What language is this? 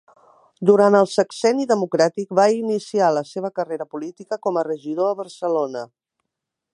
Catalan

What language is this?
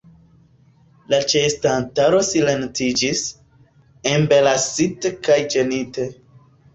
Esperanto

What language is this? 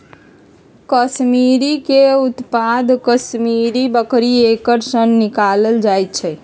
Magahi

